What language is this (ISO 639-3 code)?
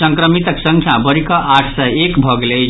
mai